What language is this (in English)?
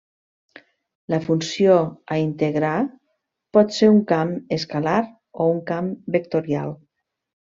Catalan